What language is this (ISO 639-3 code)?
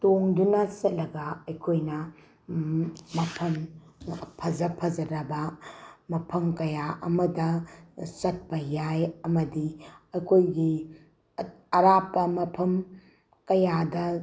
mni